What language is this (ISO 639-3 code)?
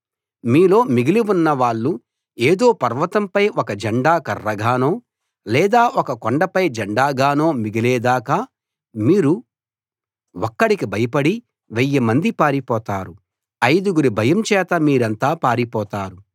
tel